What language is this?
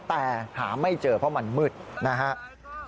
Thai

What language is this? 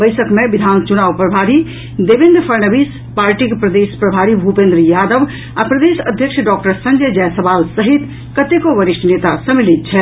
Maithili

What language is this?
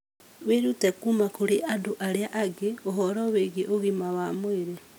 Kikuyu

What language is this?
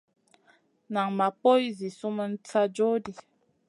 Masana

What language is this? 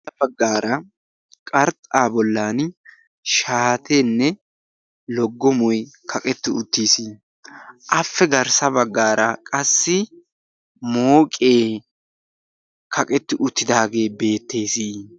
Wolaytta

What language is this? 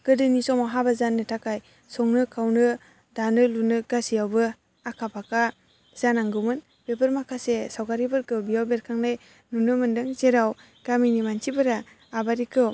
Bodo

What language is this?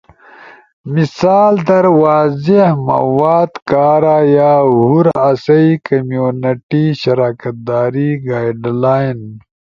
Ushojo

